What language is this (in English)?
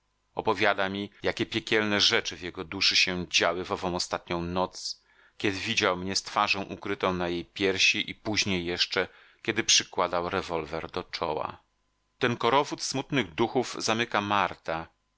Polish